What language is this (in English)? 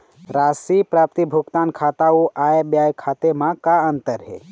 Chhattisgarhi